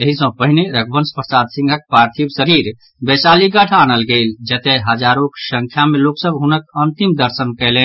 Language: Maithili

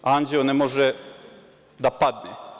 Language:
Serbian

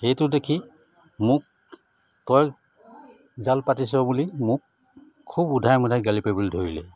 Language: Assamese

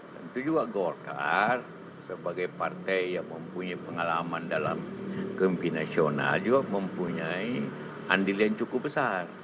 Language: Indonesian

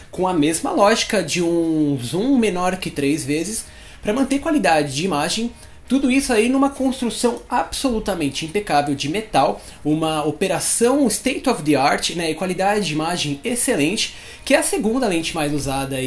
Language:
Portuguese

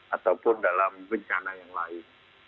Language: Indonesian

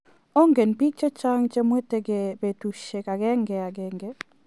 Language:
Kalenjin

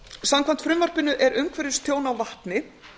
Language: Icelandic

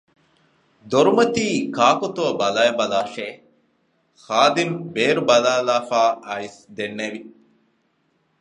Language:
Divehi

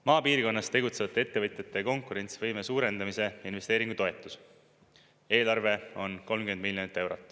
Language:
Estonian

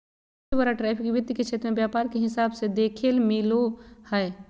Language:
Magahi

